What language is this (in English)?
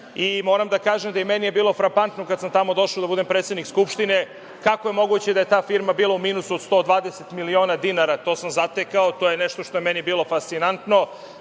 Serbian